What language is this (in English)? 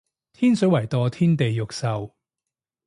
Cantonese